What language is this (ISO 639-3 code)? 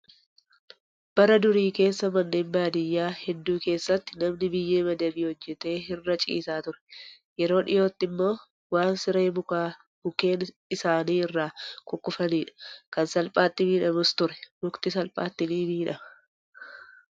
orm